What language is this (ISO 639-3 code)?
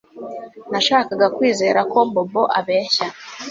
kin